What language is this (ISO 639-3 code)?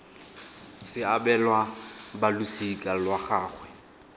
tsn